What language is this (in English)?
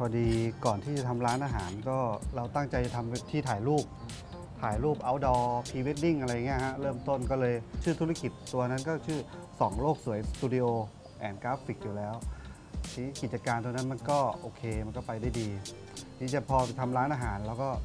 Thai